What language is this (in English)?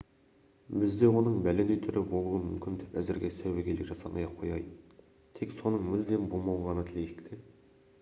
Kazakh